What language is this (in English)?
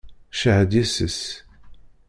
Kabyle